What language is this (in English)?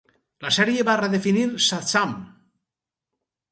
Catalan